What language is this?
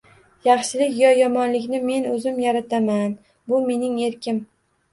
Uzbek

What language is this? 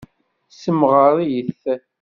Kabyle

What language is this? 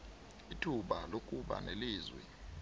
South Ndebele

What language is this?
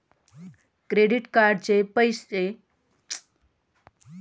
Marathi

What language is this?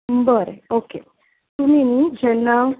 Konkani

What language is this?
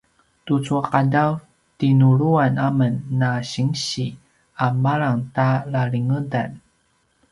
Paiwan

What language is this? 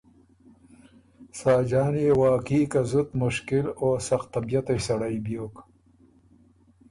Ormuri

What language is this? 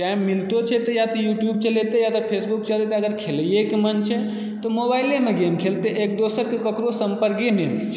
Maithili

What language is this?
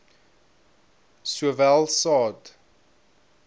Afrikaans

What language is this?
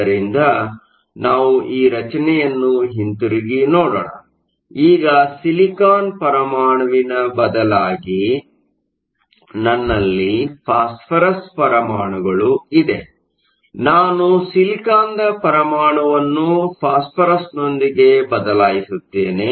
Kannada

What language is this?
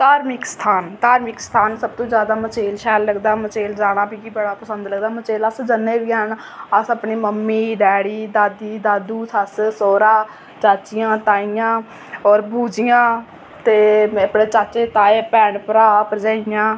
Dogri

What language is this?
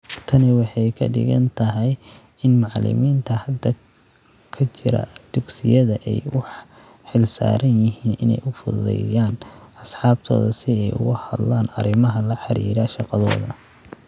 Somali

